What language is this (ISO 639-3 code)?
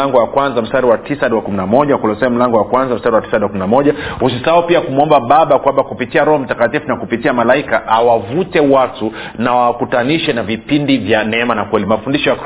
swa